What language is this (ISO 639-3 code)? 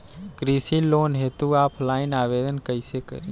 bho